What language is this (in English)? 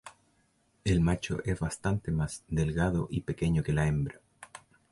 Spanish